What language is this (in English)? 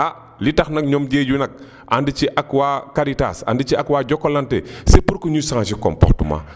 Wolof